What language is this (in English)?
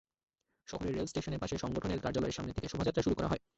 Bangla